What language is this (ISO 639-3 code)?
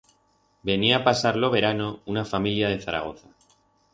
arg